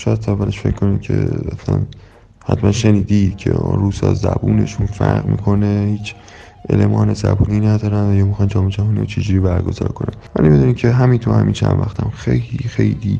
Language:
Persian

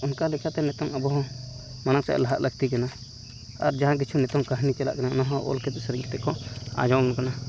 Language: Santali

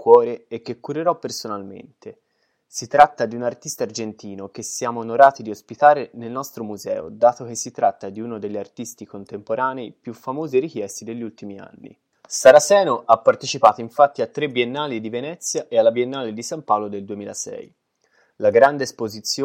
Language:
Italian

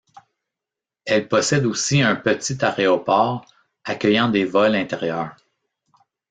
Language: French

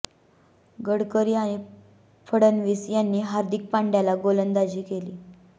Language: Marathi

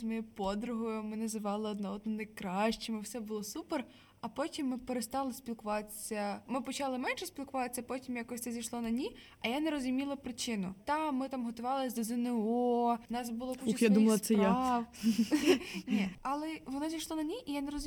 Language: Ukrainian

